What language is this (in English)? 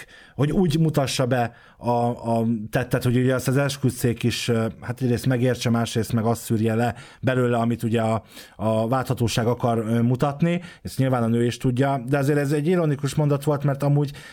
Hungarian